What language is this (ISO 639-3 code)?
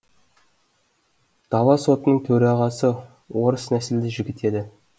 kaz